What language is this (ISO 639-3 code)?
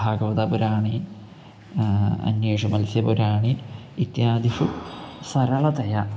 san